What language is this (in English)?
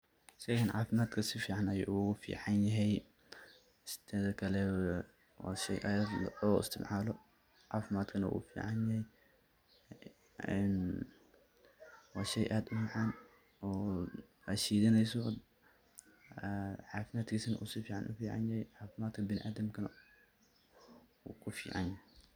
Somali